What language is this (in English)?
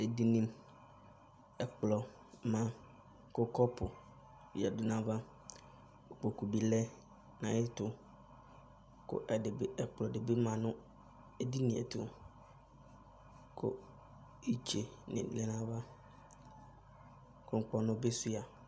Ikposo